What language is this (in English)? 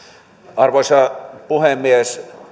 Finnish